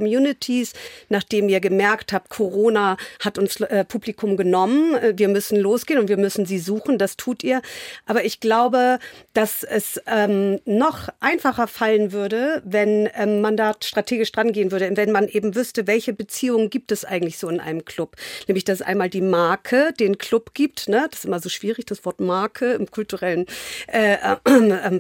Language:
German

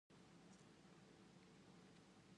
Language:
Indonesian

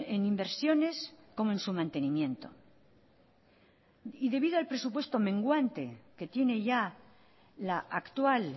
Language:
Spanish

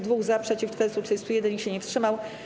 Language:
Polish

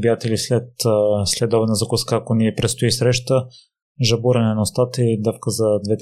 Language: Bulgarian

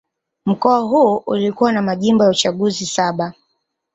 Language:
Swahili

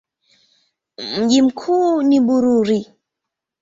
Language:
Swahili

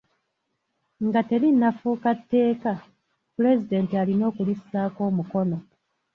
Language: Ganda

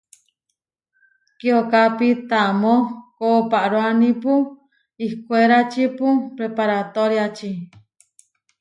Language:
Huarijio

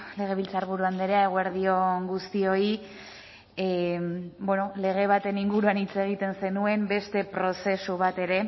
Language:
Basque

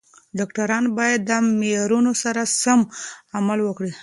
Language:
Pashto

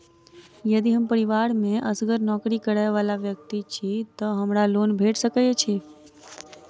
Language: Maithili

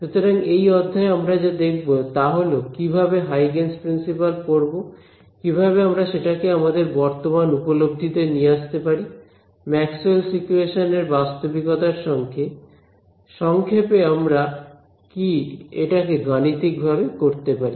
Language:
Bangla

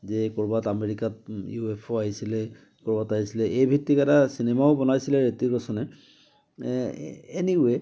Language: Assamese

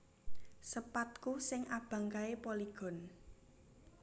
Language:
Javanese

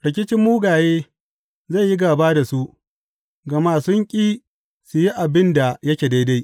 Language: Hausa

